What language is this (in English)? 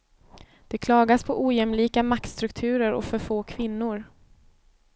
Swedish